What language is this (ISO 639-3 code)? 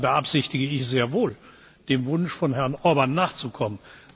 deu